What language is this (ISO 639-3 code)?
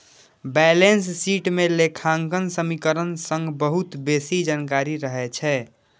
mai